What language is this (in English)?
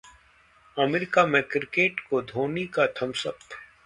Hindi